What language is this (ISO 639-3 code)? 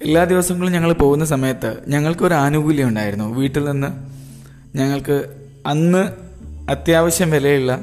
mal